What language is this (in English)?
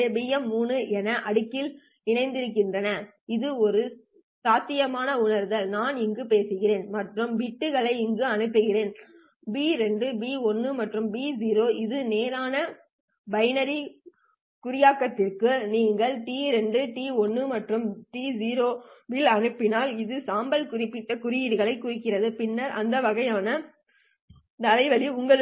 Tamil